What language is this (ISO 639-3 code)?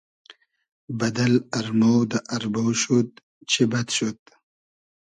haz